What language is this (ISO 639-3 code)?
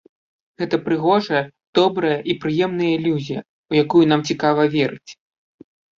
bel